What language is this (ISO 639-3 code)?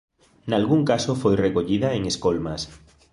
glg